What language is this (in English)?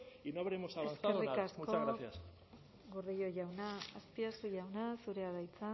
Basque